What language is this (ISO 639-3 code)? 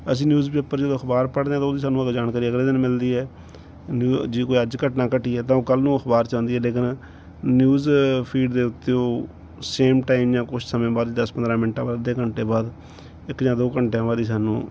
pan